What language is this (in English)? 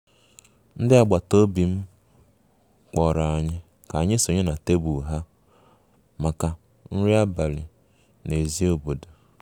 Igbo